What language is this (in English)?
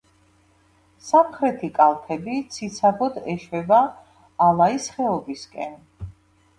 Georgian